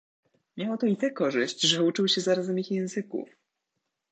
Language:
Polish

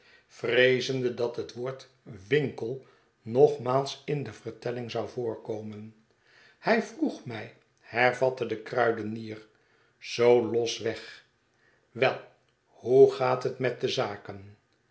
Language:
Dutch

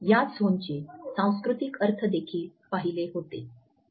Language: Marathi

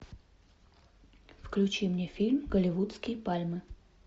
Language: Russian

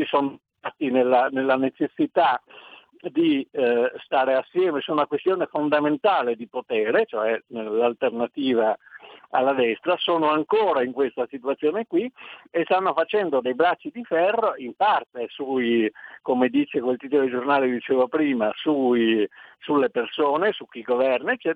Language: Italian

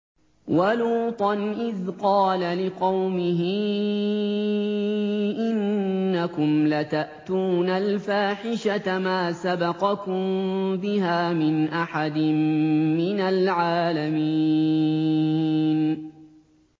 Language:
Arabic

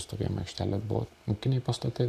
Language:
Lithuanian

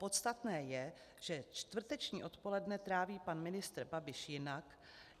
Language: Czech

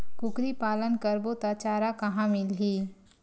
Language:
Chhattisgarhi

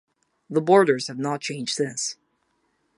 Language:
English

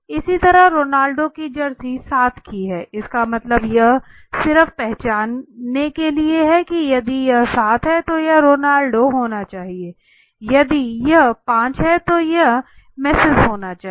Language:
Hindi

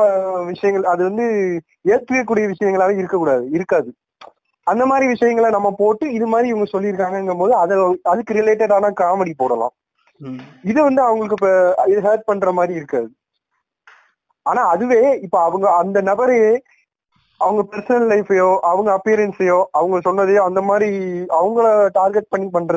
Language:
Tamil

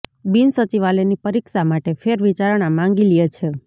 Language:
Gujarati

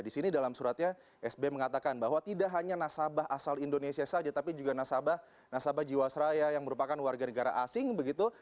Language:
Indonesian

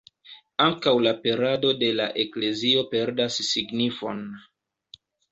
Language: Esperanto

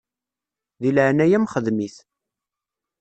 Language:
Kabyle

